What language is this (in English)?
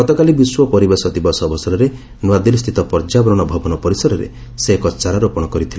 Odia